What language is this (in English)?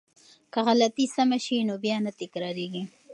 Pashto